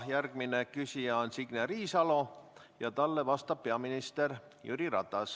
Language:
Estonian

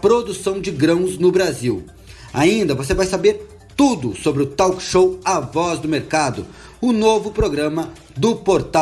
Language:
Portuguese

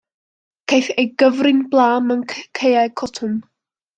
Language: Welsh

